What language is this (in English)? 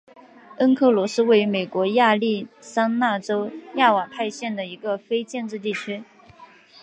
Chinese